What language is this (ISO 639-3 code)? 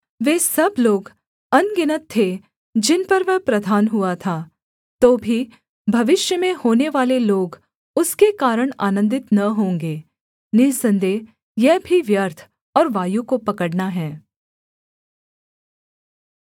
hin